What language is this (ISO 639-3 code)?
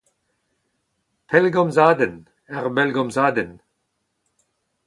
bre